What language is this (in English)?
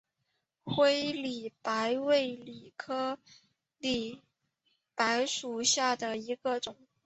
Chinese